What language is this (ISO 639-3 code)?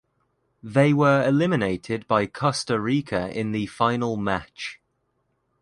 eng